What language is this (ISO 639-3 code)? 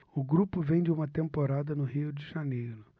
por